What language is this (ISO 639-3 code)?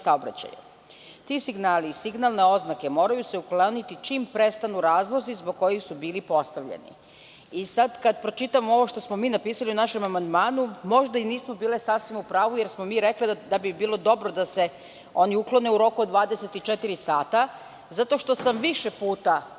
srp